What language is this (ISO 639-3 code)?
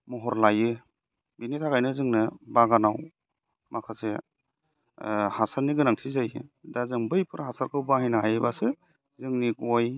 brx